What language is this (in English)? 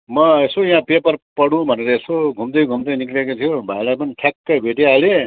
Nepali